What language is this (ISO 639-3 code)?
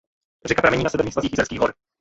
ces